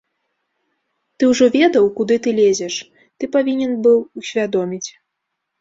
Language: Belarusian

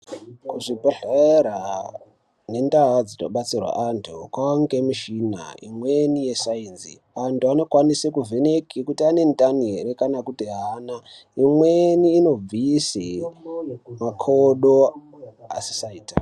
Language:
Ndau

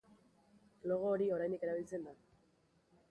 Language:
Basque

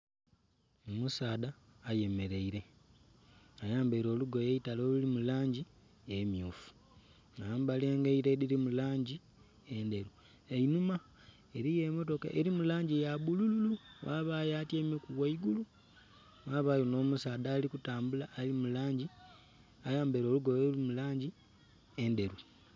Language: Soga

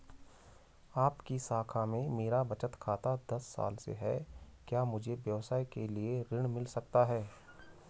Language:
Hindi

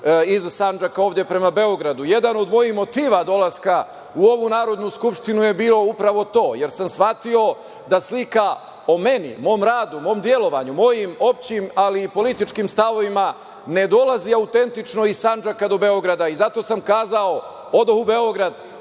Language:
Serbian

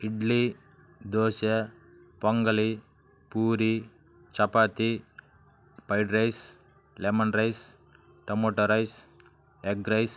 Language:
Telugu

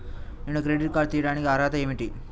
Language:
Telugu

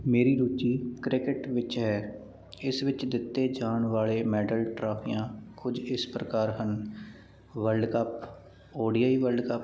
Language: Punjabi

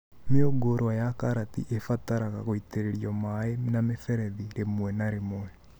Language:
Kikuyu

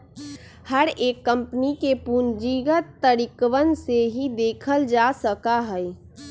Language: Magahi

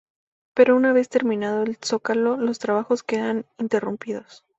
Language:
Spanish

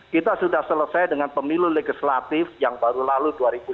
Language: Indonesian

